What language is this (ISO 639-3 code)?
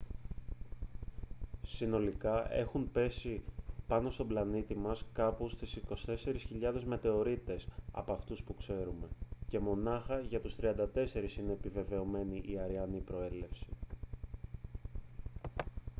ell